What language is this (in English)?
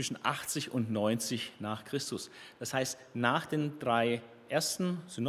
German